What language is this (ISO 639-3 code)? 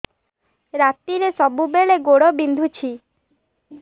ori